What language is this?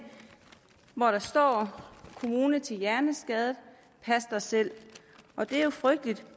Danish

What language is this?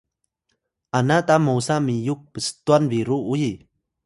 Atayal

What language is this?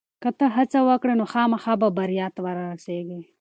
Pashto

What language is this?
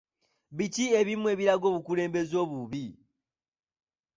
Ganda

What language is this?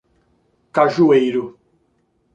Portuguese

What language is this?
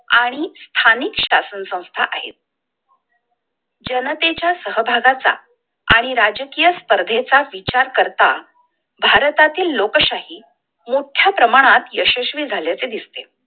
Marathi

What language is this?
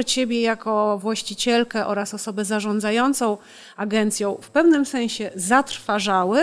Polish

